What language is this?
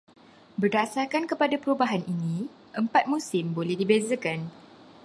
Malay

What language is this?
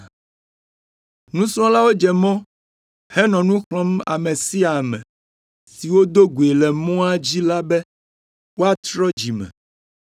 Ewe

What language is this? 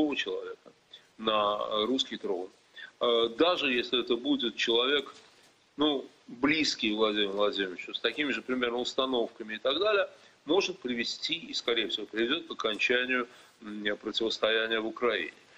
Russian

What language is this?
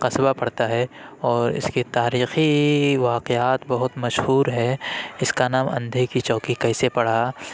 Urdu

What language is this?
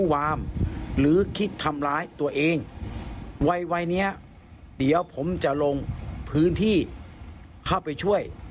Thai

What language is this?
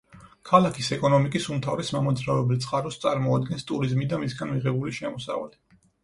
Georgian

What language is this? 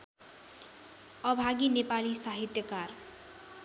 Nepali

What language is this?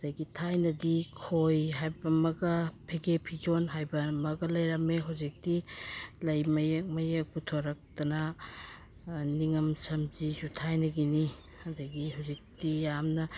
Manipuri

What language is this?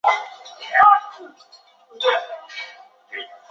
Chinese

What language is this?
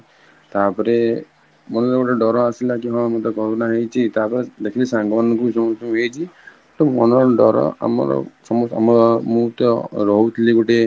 Odia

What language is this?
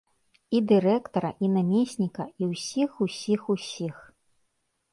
Belarusian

